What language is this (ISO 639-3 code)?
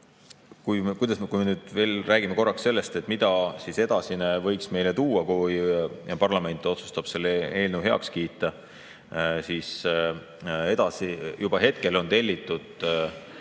est